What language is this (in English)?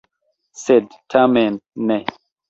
Esperanto